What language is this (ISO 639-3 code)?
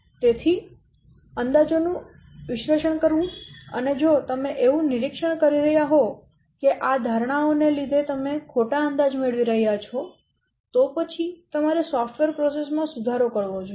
guj